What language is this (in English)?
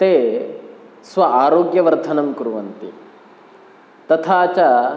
Sanskrit